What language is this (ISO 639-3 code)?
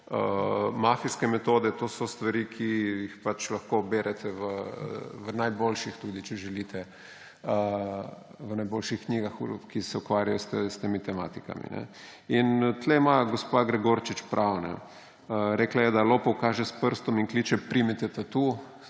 slv